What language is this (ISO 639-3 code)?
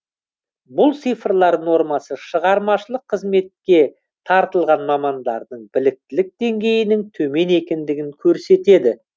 kaz